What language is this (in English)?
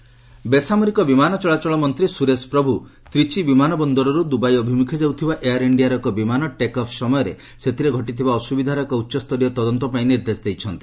Odia